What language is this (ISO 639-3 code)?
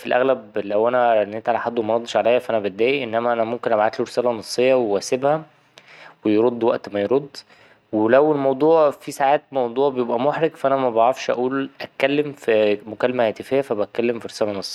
arz